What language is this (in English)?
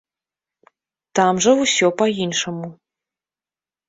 Belarusian